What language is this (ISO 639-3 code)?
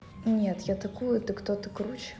rus